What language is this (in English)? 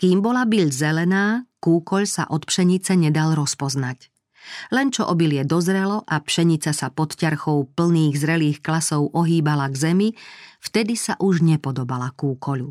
Slovak